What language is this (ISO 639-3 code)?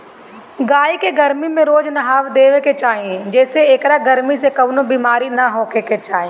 bho